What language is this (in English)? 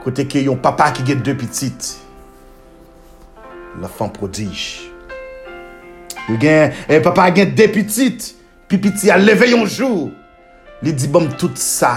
French